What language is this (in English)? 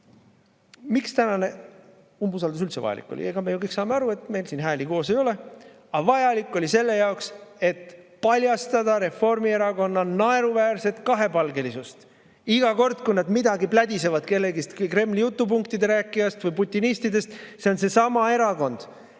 Estonian